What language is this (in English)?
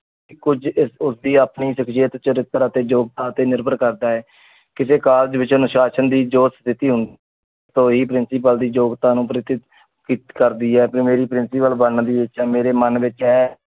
Punjabi